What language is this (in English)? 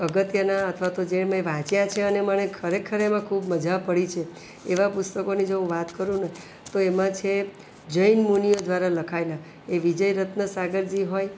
Gujarati